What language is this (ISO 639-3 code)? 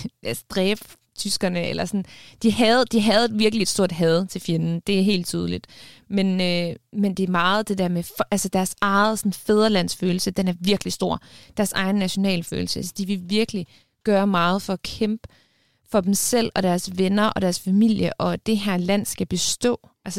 dan